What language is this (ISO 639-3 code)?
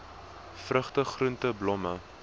afr